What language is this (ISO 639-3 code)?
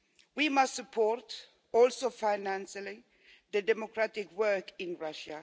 eng